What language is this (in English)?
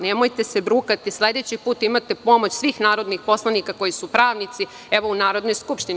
Serbian